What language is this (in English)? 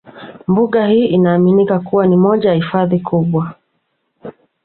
Swahili